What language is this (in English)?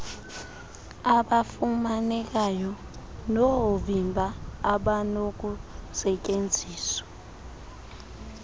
Xhosa